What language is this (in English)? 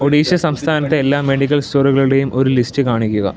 Malayalam